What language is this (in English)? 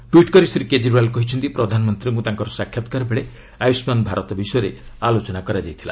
Odia